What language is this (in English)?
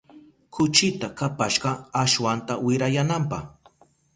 Southern Pastaza Quechua